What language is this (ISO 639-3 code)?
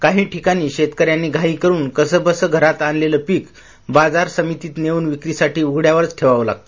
mar